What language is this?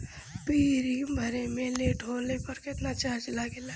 Bhojpuri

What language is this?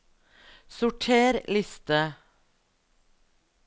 Norwegian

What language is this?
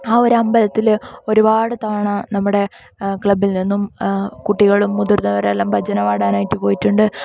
Malayalam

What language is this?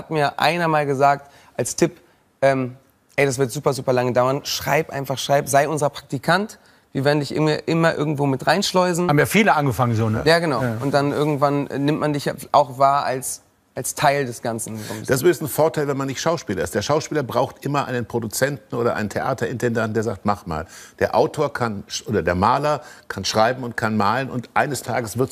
German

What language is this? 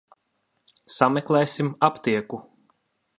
Latvian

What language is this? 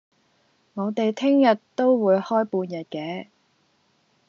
Cantonese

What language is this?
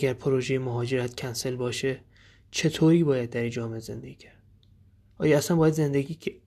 Persian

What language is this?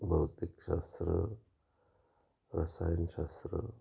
Marathi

